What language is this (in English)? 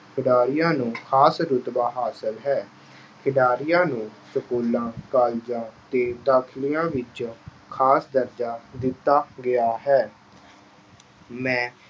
Punjabi